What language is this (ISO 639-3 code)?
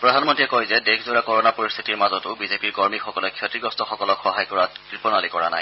asm